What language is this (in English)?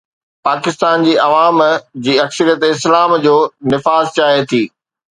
Sindhi